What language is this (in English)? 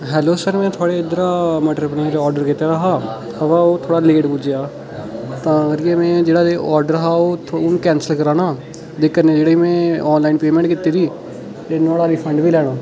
Dogri